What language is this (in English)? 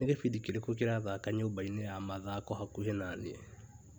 Kikuyu